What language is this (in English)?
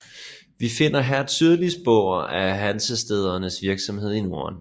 Danish